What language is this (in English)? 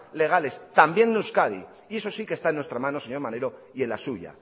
Spanish